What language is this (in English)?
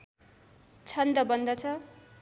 Nepali